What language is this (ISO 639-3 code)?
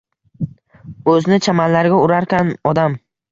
uzb